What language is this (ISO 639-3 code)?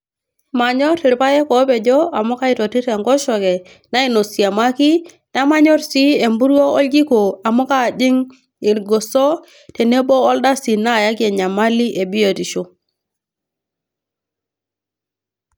mas